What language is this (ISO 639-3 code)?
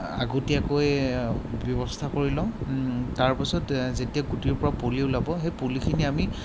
asm